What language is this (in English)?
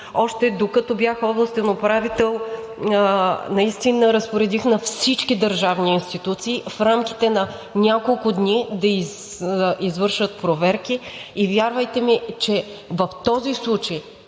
Bulgarian